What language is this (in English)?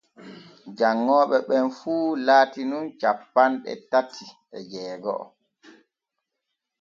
Borgu Fulfulde